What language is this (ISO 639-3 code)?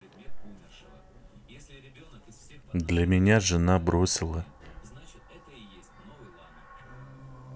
rus